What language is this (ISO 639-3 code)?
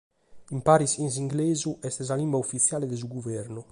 srd